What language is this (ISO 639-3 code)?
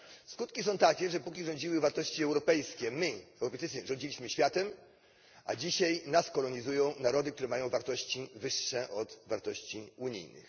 pol